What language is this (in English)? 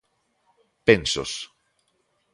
Galician